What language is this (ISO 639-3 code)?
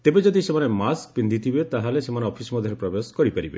ori